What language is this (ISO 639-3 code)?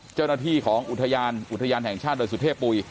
tha